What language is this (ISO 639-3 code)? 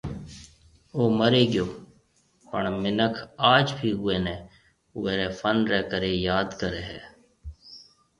mve